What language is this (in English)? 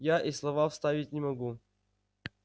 Russian